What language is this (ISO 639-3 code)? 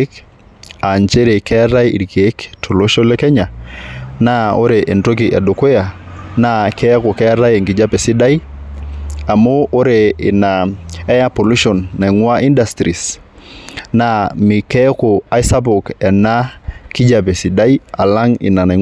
mas